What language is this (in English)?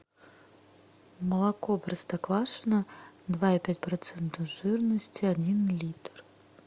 Russian